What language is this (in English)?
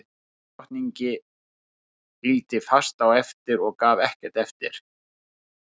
Icelandic